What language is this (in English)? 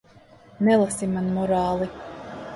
Latvian